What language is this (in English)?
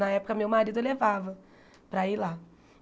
Portuguese